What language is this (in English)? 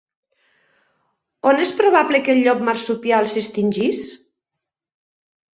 Catalan